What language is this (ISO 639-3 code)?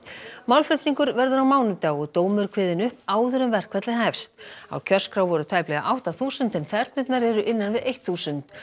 isl